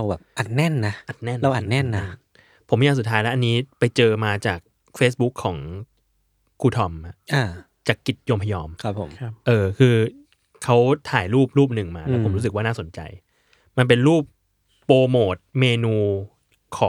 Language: Thai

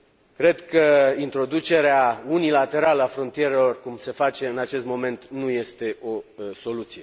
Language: Romanian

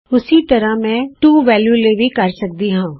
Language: Punjabi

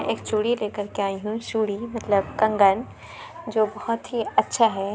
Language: Urdu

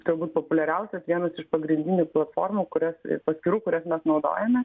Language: Lithuanian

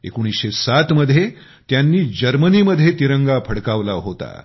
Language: Marathi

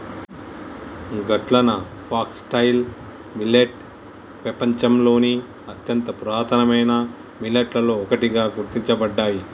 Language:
Telugu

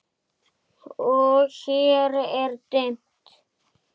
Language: Icelandic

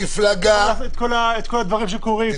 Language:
Hebrew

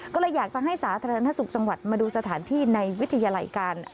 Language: Thai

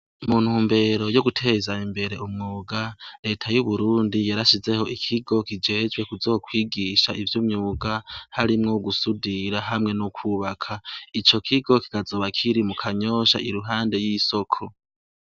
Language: Rundi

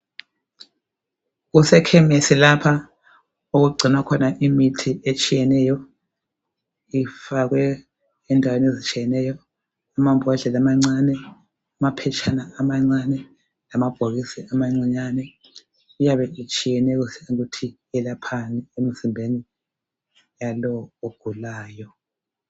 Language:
North Ndebele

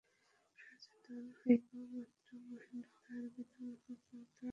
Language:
Bangla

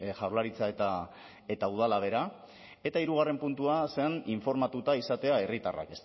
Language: Basque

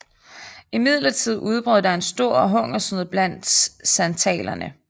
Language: Danish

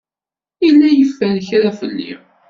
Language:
Kabyle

